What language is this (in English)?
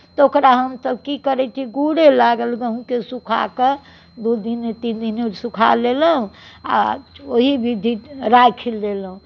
Maithili